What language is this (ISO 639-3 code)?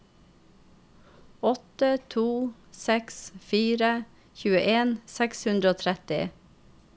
nor